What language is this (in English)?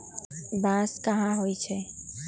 Magahi